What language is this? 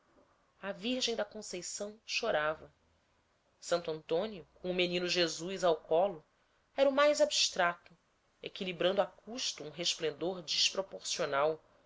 Portuguese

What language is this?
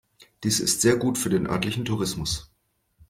German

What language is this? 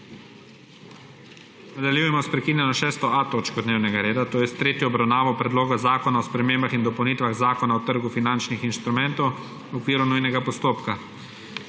Slovenian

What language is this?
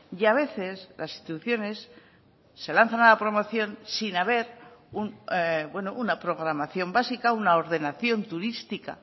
Spanish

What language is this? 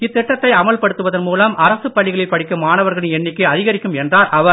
Tamil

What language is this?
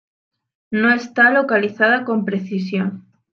Spanish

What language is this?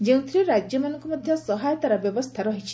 Odia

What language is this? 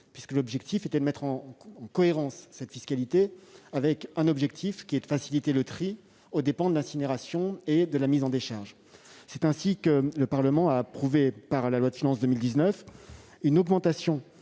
French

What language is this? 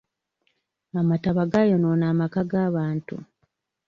Ganda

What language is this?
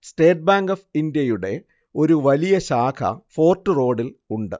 Malayalam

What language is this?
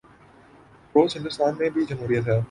Urdu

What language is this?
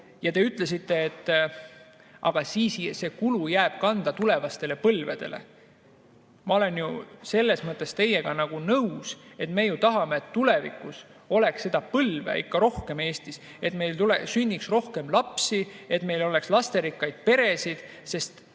Estonian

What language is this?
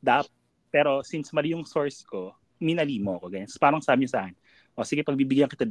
Filipino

